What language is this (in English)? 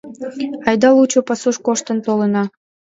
Mari